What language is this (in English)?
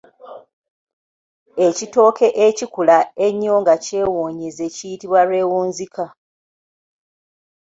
Ganda